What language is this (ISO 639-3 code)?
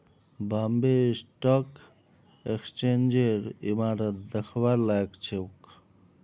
mag